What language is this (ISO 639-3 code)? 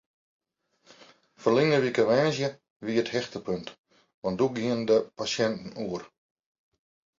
fry